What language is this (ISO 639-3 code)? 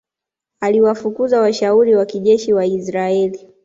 swa